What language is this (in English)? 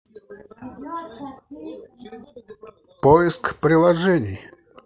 Russian